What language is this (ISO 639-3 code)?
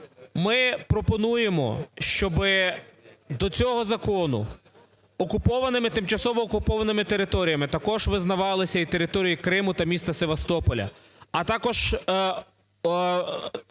ukr